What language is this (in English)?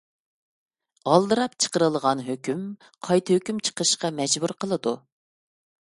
Uyghur